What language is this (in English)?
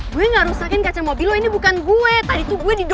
Indonesian